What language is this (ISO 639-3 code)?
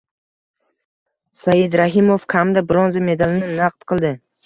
uzb